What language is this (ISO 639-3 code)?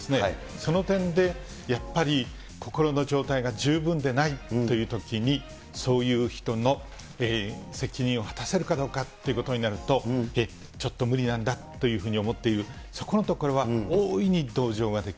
jpn